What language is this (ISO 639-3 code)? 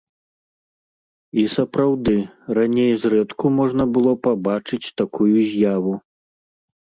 bel